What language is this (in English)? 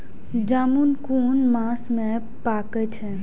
Maithili